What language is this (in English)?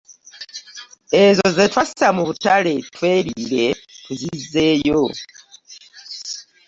Ganda